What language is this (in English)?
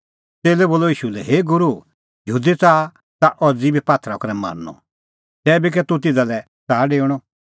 Kullu Pahari